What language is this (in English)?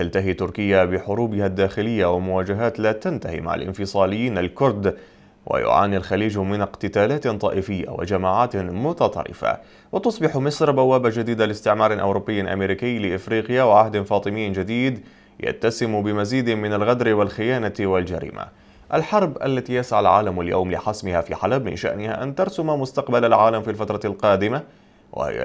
Arabic